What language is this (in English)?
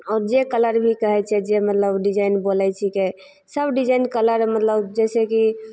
Maithili